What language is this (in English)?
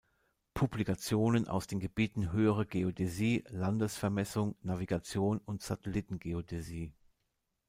German